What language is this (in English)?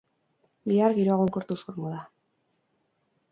Basque